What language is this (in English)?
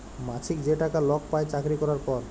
Bangla